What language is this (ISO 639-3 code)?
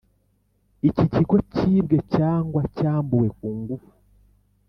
kin